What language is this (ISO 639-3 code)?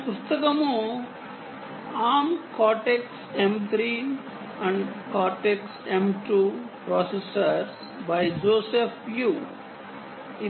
tel